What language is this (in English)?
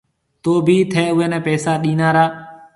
Marwari (Pakistan)